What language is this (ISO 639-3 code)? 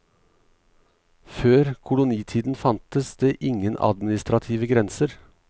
nor